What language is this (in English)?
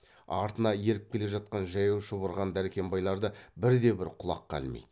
Kazakh